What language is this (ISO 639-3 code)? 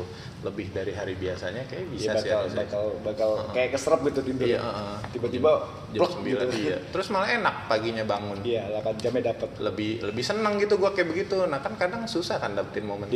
ind